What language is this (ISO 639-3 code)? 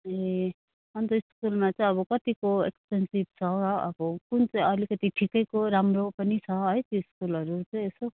nep